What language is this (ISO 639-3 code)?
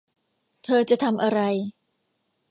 tha